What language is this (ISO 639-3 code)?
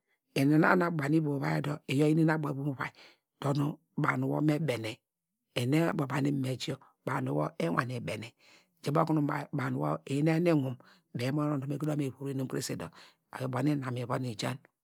deg